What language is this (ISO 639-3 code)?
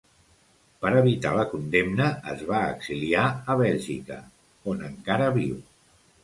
cat